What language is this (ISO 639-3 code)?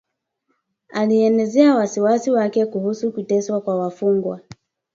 swa